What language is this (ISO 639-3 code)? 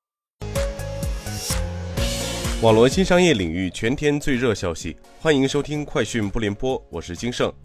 zho